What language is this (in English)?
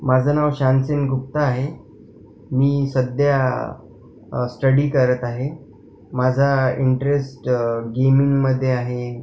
Marathi